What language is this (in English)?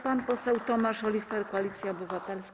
Polish